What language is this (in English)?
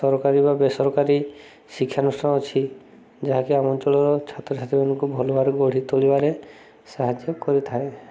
Odia